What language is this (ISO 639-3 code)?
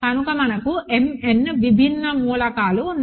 tel